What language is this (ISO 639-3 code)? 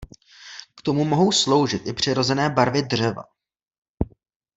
ces